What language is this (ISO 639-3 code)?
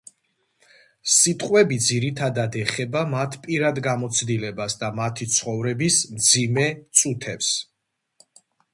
kat